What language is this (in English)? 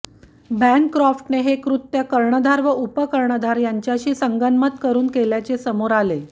Marathi